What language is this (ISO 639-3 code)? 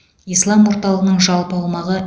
kaz